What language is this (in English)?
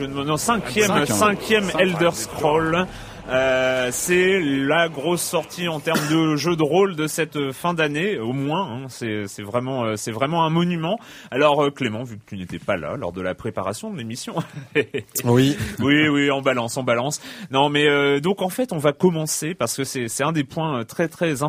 French